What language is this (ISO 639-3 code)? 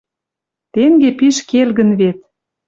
mrj